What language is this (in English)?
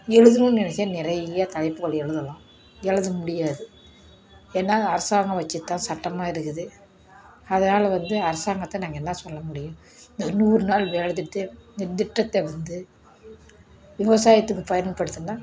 Tamil